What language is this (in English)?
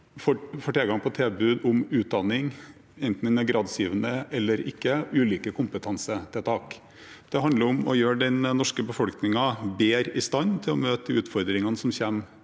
Norwegian